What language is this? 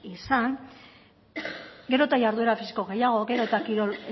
Basque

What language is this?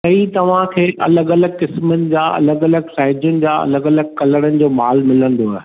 Sindhi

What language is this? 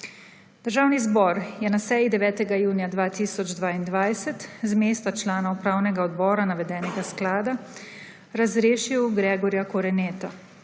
Slovenian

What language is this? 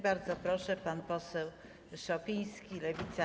Polish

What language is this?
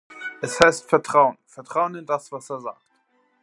German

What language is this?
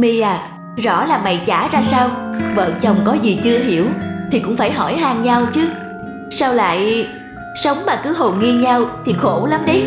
Vietnamese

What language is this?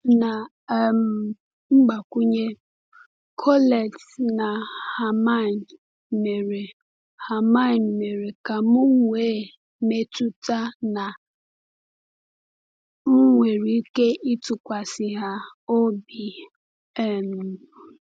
Igbo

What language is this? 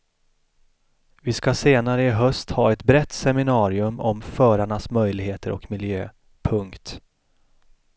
Swedish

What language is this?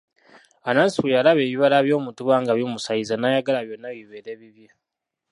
Ganda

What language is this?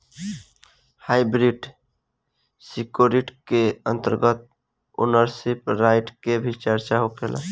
Bhojpuri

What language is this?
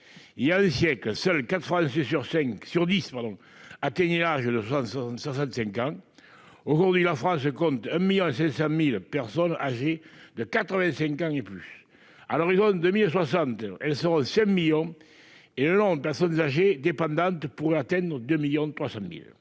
French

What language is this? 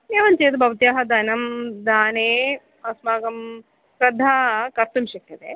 Sanskrit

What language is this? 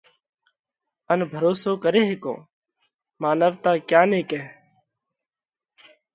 Parkari Koli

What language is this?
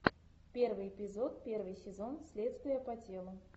Russian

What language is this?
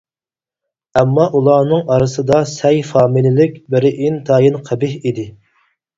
Uyghur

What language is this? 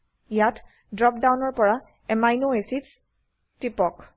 Assamese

